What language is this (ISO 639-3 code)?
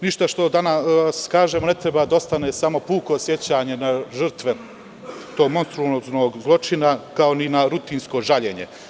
srp